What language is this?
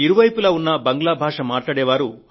Telugu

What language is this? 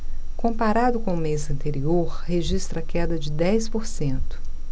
Portuguese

